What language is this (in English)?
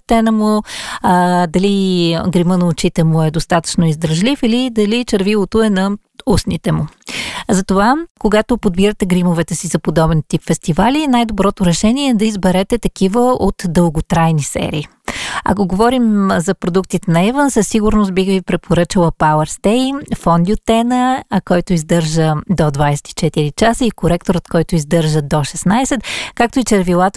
Bulgarian